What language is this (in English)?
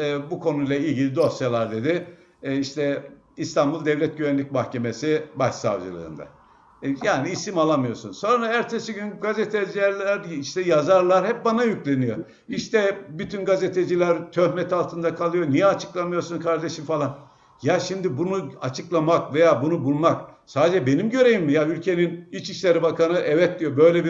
Turkish